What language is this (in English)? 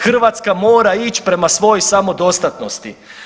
Croatian